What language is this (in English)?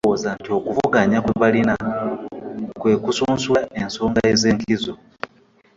Ganda